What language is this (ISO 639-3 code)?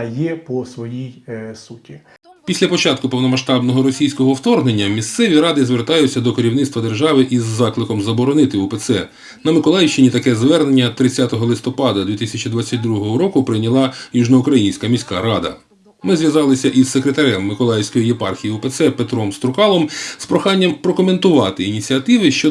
ukr